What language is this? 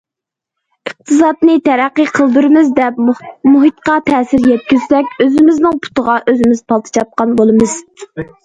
Uyghur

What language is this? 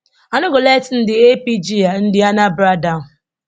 Nigerian Pidgin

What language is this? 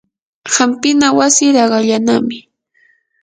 Yanahuanca Pasco Quechua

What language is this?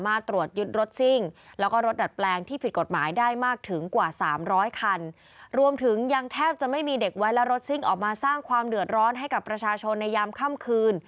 Thai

